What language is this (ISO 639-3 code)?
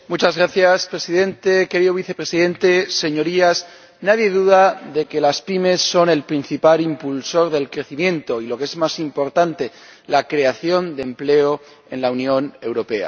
spa